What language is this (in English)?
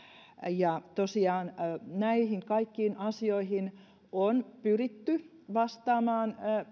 Finnish